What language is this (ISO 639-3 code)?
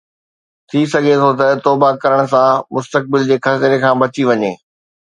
snd